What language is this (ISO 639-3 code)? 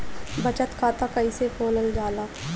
bho